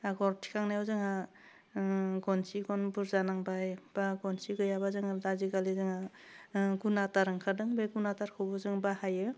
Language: Bodo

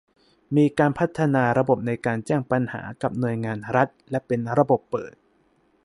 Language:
Thai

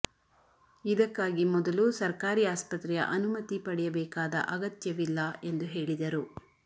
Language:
Kannada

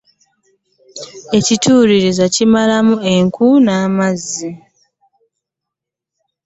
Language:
Ganda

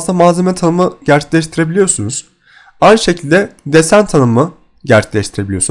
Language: Turkish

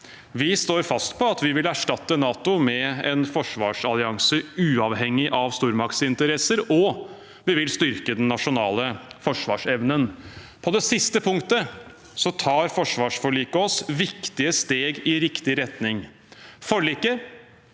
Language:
Norwegian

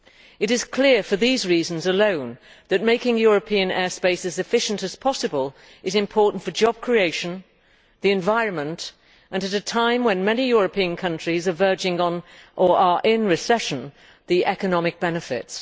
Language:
English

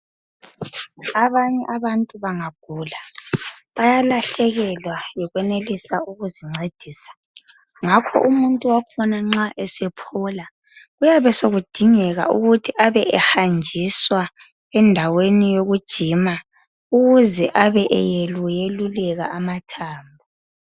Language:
North Ndebele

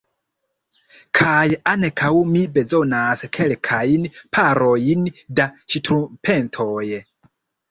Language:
Esperanto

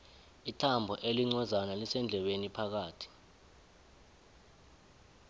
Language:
South Ndebele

